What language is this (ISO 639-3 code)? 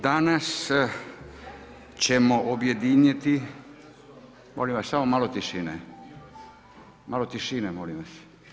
hrv